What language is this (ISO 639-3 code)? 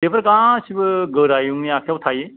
brx